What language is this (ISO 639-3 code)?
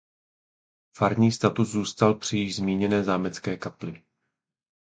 ces